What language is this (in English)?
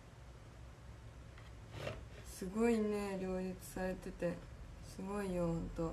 Japanese